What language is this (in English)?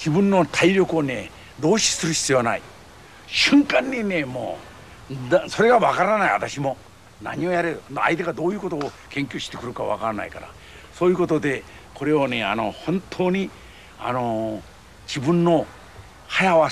Japanese